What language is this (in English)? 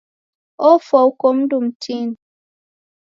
Taita